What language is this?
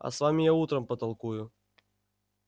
Russian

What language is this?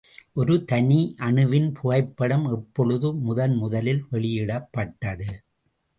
Tamil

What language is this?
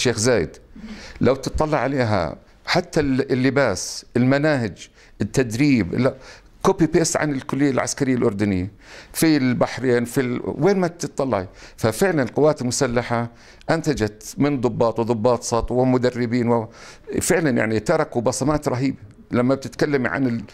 Arabic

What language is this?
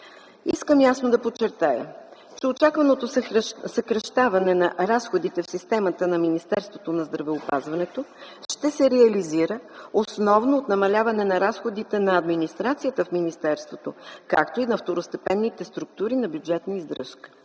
Bulgarian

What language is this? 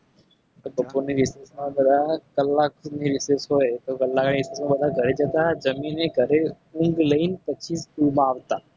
Gujarati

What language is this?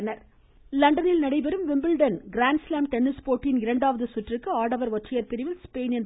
Tamil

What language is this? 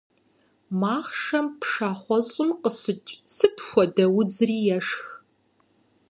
Kabardian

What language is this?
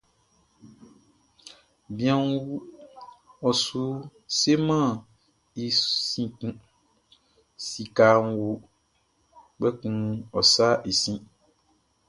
Baoulé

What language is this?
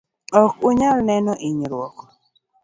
Luo (Kenya and Tanzania)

